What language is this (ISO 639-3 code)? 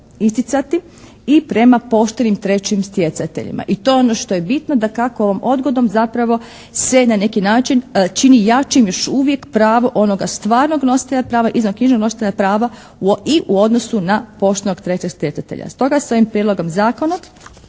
hrv